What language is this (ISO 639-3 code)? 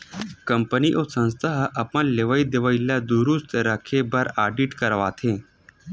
hne